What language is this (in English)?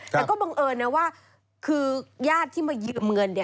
Thai